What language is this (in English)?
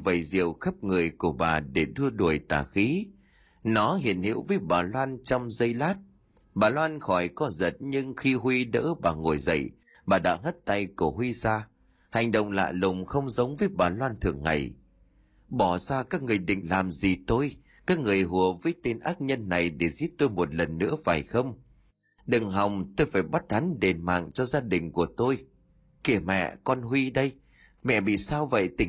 Vietnamese